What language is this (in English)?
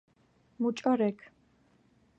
Georgian